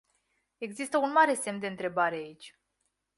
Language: Romanian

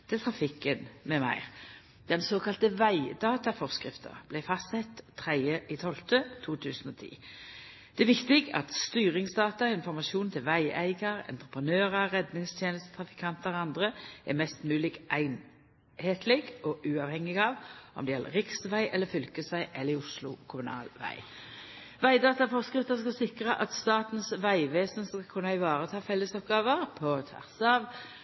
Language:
Norwegian Nynorsk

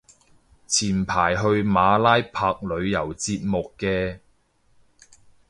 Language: Cantonese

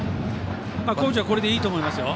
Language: Japanese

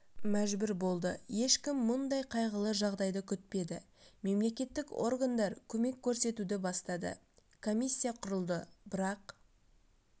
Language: Kazakh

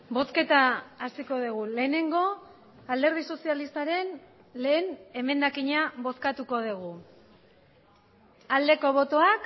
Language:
Basque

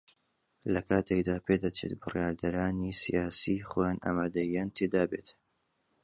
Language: Central Kurdish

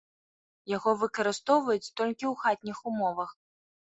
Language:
Belarusian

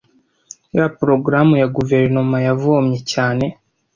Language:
Kinyarwanda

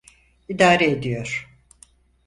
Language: Turkish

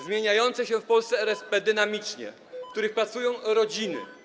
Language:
Polish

